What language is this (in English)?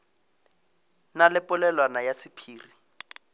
Northern Sotho